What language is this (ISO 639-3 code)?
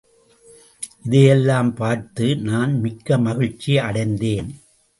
tam